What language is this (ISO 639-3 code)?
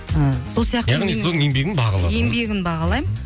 kaz